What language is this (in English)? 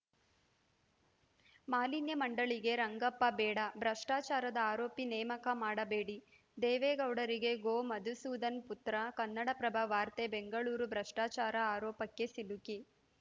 Kannada